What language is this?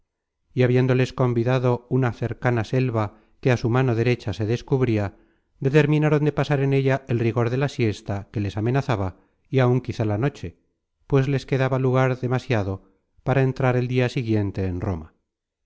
Spanish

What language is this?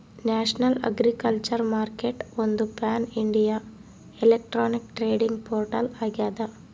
Kannada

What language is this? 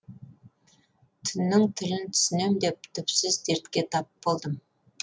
Kazakh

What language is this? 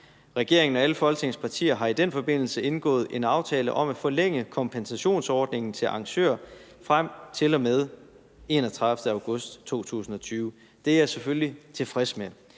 Danish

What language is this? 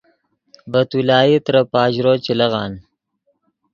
Yidgha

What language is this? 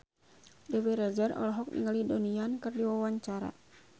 Sundanese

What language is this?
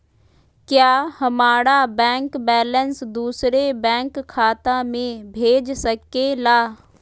Magahi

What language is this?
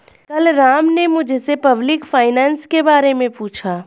Hindi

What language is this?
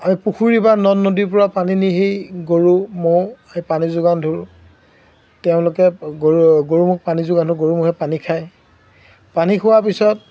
Assamese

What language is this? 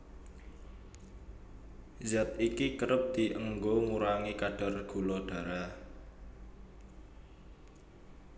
Javanese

